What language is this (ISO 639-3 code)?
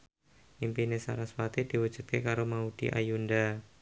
jav